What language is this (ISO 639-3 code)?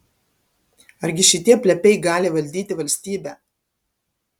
lit